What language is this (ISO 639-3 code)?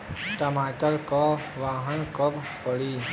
bho